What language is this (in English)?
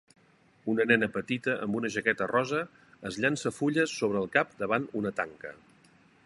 Catalan